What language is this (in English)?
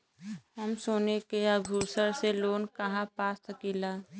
Bhojpuri